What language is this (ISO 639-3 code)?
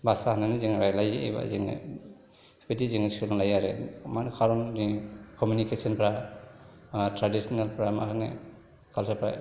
brx